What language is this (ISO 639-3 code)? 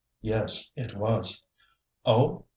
eng